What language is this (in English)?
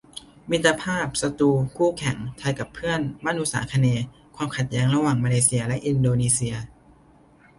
Thai